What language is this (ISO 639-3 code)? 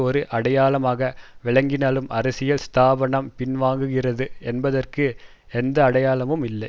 tam